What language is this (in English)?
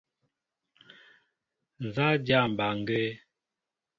Mbo (Cameroon)